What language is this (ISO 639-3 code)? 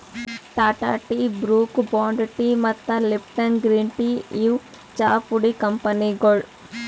kan